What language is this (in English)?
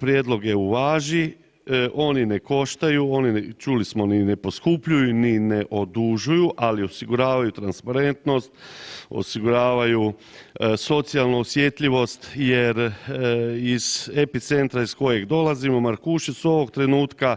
Croatian